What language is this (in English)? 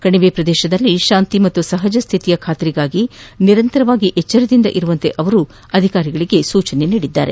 Kannada